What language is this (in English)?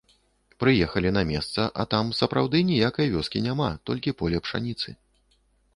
Belarusian